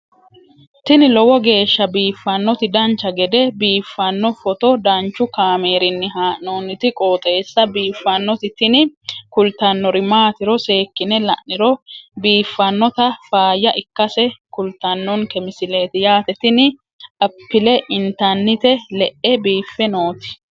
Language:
Sidamo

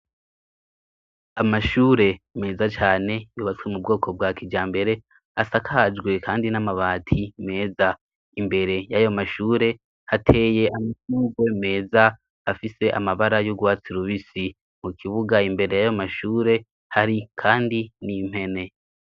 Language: Rundi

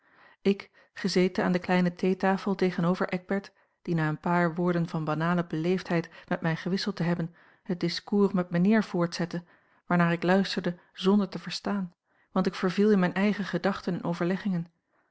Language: Dutch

